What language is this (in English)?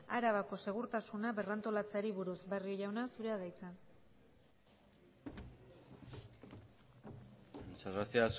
Basque